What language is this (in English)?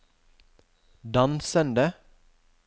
Norwegian